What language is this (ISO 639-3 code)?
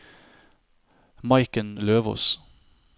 nor